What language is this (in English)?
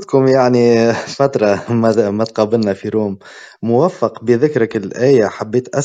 Arabic